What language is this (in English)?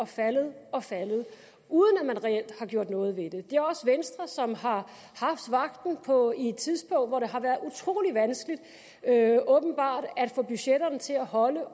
Danish